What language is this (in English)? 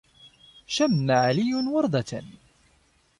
Arabic